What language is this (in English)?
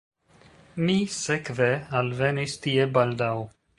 Esperanto